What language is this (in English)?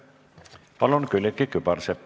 Estonian